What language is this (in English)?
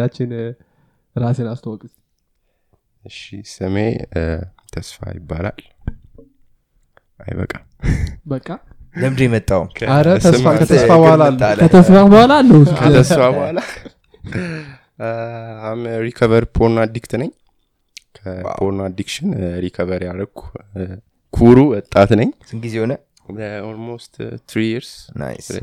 Amharic